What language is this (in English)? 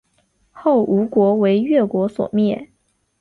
Chinese